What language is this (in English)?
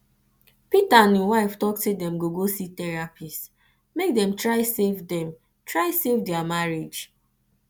Nigerian Pidgin